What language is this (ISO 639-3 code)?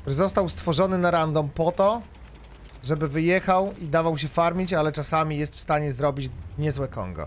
pol